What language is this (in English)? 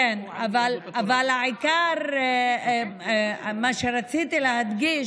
Hebrew